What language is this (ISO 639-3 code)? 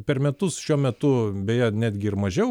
lit